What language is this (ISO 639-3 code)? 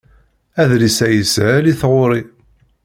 kab